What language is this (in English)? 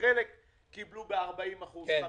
Hebrew